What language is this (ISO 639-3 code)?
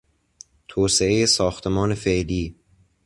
fas